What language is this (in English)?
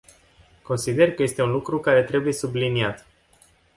Romanian